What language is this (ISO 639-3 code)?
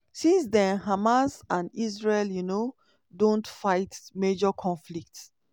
pcm